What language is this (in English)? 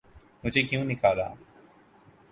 Urdu